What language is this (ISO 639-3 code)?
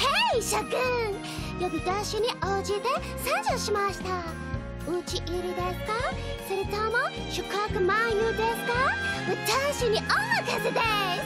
jpn